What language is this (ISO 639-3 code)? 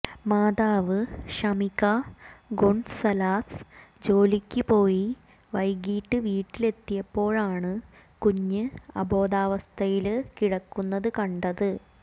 mal